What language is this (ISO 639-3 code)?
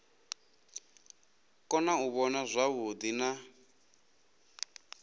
ven